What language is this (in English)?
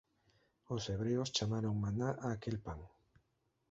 Galician